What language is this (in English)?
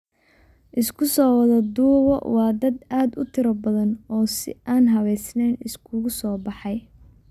Somali